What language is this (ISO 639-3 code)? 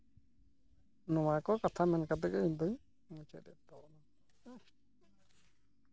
sat